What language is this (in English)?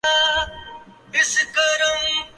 Urdu